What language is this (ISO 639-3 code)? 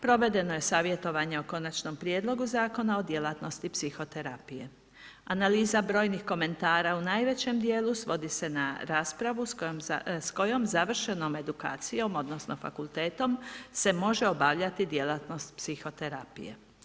hrv